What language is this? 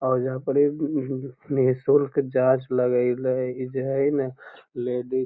Magahi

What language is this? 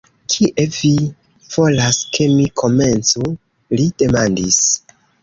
Esperanto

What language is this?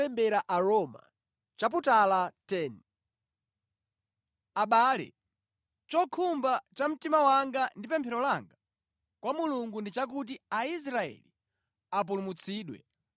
Nyanja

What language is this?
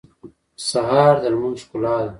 Pashto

